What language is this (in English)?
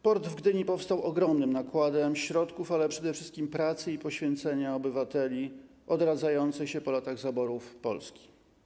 Polish